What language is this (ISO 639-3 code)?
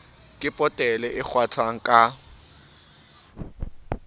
sot